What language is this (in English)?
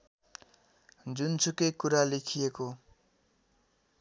Nepali